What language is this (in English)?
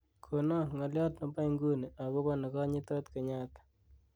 Kalenjin